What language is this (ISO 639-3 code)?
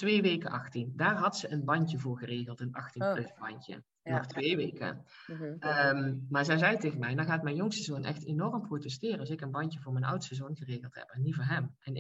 nld